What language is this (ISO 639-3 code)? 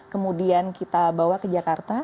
ind